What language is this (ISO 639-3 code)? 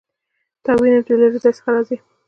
pus